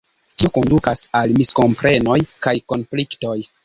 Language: Esperanto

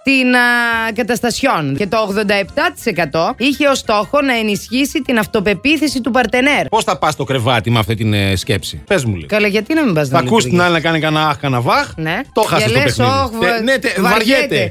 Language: Greek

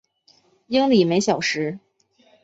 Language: Chinese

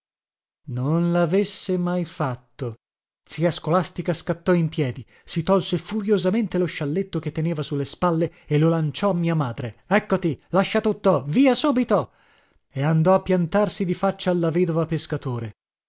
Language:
Italian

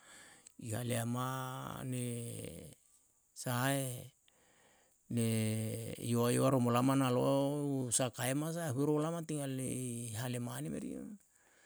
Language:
Yalahatan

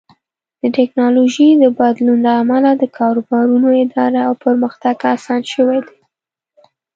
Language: Pashto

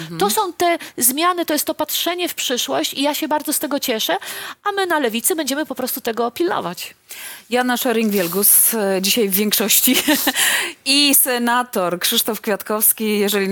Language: Polish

